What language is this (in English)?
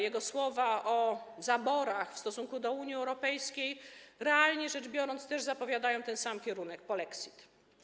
Polish